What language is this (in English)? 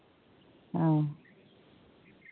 Santali